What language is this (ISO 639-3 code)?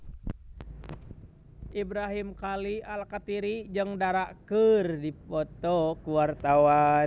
sun